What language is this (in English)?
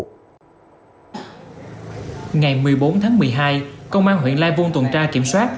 Vietnamese